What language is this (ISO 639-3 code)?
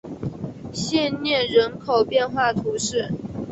zho